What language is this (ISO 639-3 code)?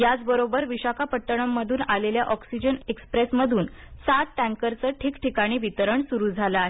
mar